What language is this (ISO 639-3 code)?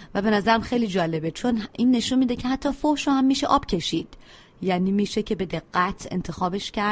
fas